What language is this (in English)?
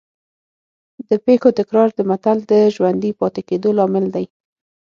Pashto